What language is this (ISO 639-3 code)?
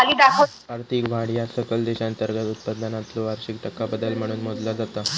mar